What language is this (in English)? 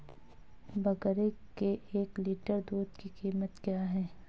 Hindi